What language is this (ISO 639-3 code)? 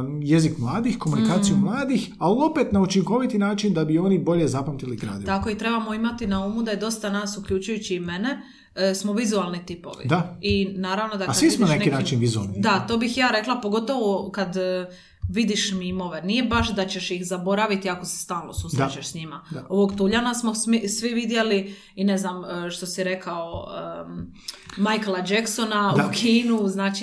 hrv